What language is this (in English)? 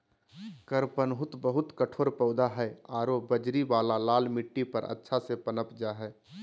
Magahi